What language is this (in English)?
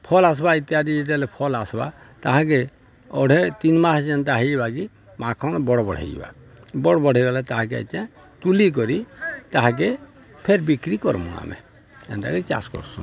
Odia